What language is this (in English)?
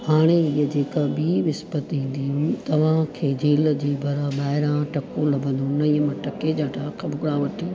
Sindhi